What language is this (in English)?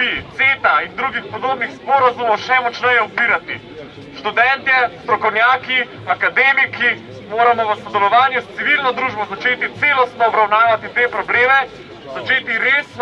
Portuguese